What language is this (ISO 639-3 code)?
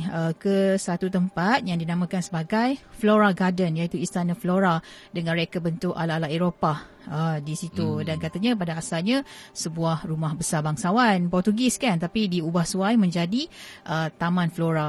msa